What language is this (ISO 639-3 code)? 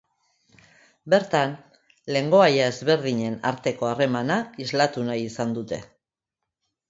eus